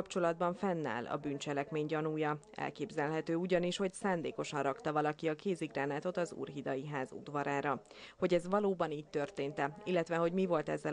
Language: Hungarian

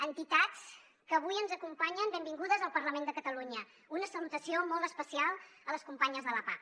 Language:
Catalan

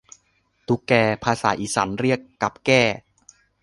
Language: Thai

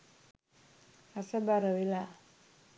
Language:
Sinhala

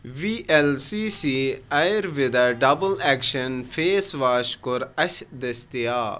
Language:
Kashmiri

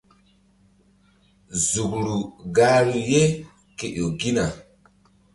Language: Mbum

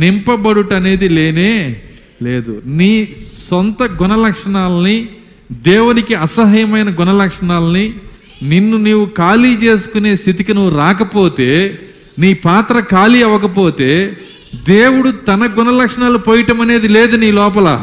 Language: Telugu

